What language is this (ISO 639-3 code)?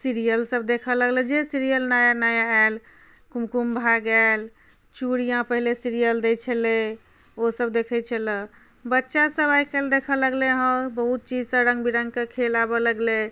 mai